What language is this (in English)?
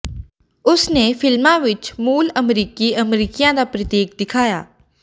Punjabi